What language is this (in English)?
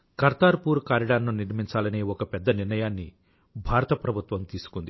Telugu